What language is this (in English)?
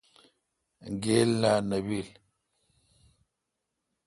Kalkoti